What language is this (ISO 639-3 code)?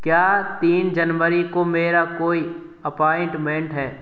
hin